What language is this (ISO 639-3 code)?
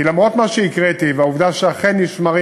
heb